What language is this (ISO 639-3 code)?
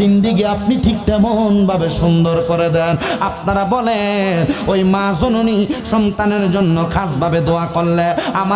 ben